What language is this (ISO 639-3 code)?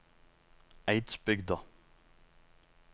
nor